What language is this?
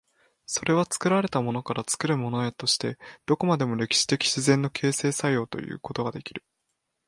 Japanese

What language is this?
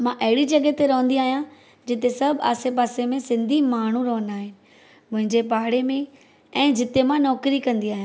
Sindhi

